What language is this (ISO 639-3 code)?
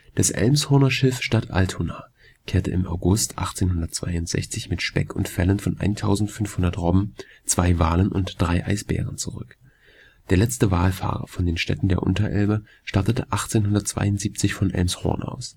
deu